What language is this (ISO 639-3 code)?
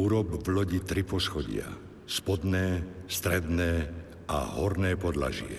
slk